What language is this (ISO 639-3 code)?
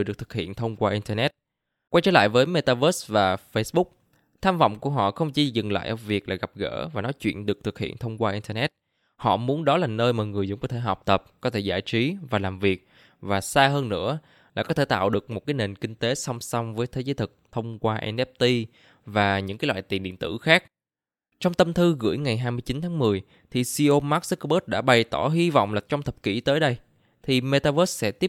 vie